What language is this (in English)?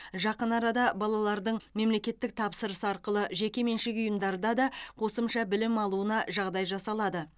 Kazakh